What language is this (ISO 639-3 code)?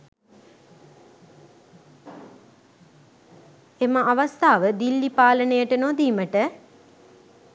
sin